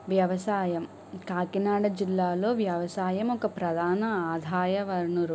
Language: Telugu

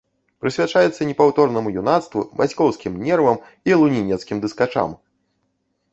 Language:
Belarusian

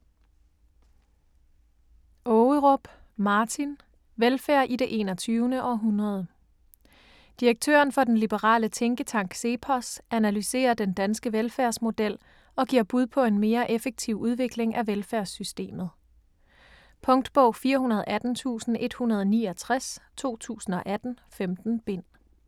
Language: Danish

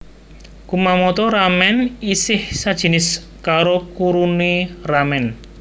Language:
Javanese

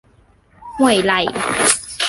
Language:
Thai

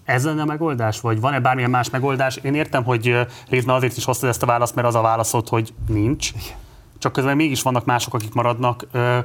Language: Hungarian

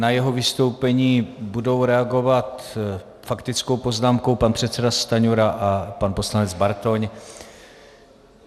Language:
Czech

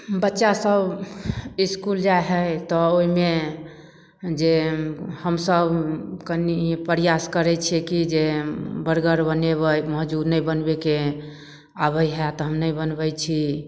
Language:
Maithili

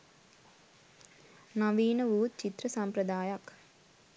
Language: Sinhala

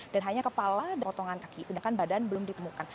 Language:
Indonesian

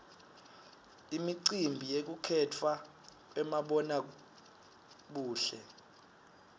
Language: Swati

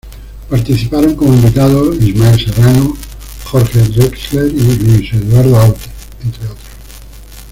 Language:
Spanish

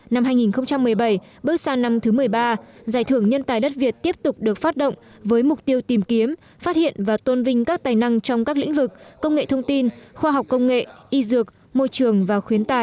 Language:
Vietnamese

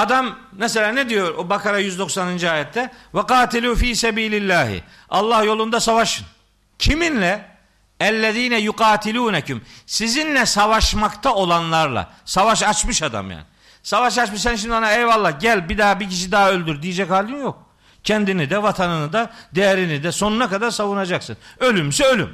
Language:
Turkish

